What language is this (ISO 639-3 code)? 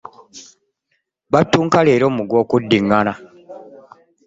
lug